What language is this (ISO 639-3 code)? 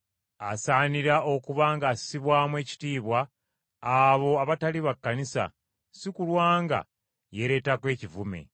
lug